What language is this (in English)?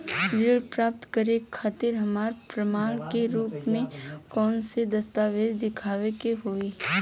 Bhojpuri